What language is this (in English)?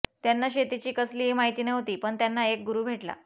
Marathi